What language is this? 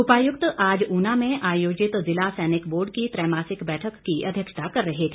Hindi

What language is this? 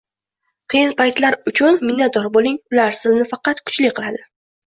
Uzbek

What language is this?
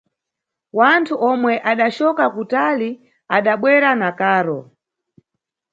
Nyungwe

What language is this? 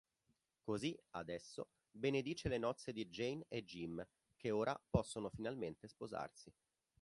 Italian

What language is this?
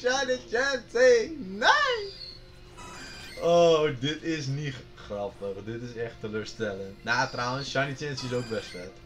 Dutch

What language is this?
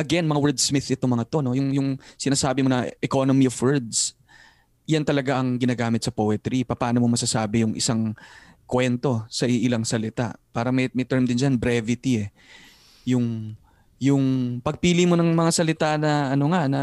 Filipino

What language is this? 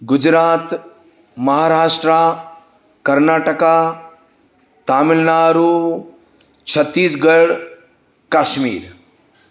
Sindhi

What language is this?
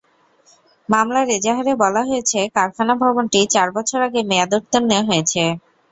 Bangla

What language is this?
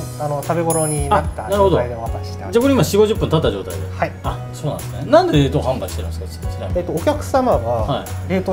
Japanese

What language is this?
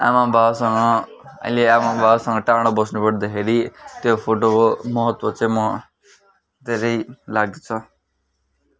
Nepali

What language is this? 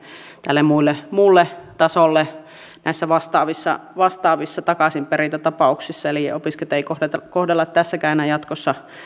Finnish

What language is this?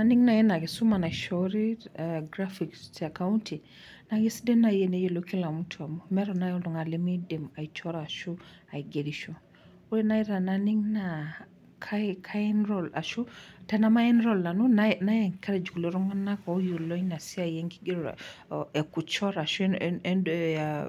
Masai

